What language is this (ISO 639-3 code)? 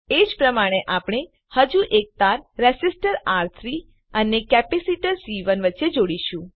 guj